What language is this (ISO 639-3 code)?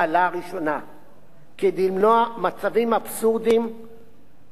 heb